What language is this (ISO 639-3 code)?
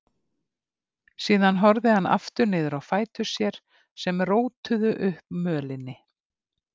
isl